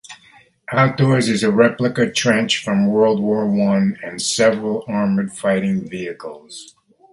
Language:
English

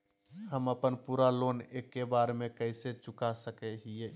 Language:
Magahi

